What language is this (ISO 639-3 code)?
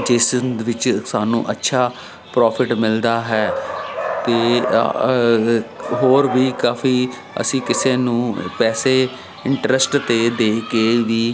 pan